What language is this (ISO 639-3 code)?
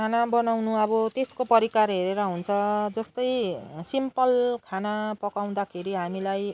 nep